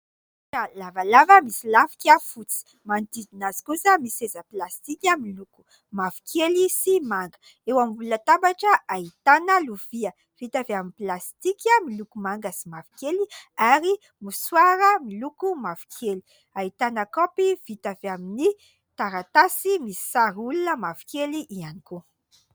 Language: Malagasy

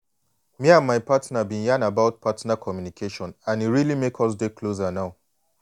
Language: Nigerian Pidgin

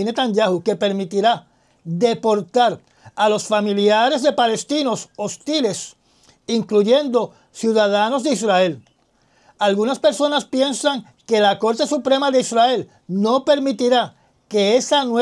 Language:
Spanish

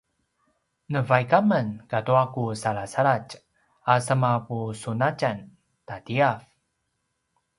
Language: Paiwan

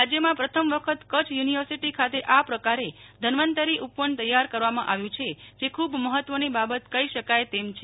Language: Gujarati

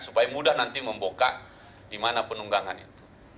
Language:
Indonesian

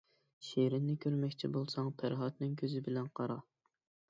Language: Uyghur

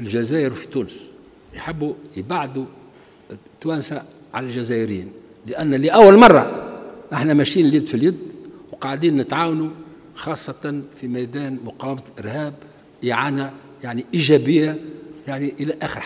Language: Arabic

